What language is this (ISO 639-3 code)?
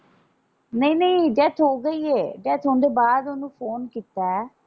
pan